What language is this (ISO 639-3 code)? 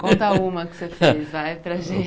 por